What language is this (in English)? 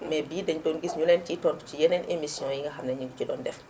Wolof